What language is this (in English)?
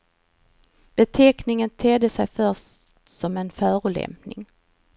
Swedish